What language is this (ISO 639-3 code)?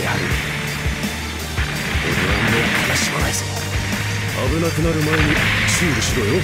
jpn